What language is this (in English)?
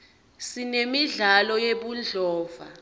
Swati